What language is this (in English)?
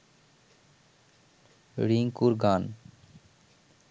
Bangla